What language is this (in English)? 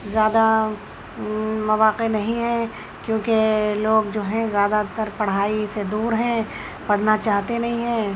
Urdu